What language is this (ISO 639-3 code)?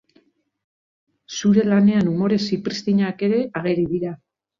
eus